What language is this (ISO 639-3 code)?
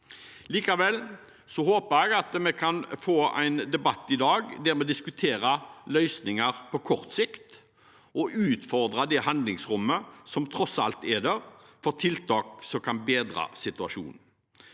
nor